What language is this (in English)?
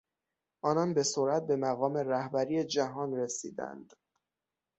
Persian